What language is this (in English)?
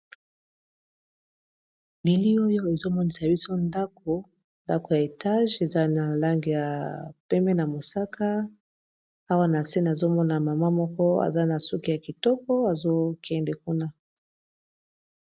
Lingala